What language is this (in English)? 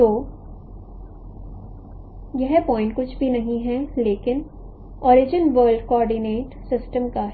Hindi